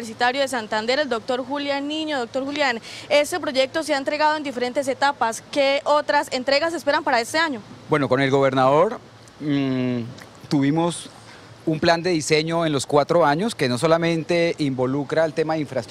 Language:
Spanish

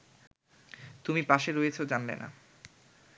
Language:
Bangla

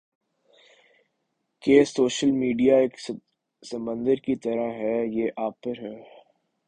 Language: Urdu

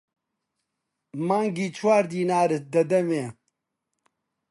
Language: Central Kurdish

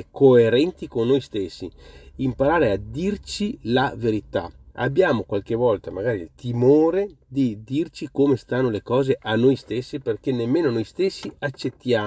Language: Italian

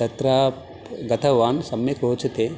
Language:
Sanskrit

